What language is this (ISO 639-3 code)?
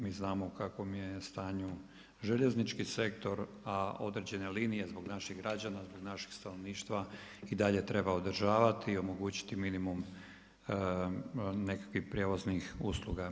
hrv